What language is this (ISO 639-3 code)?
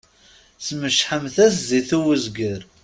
kab